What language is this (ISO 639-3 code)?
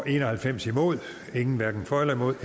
dan